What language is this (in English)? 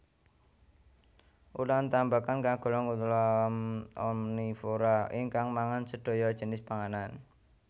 Javanese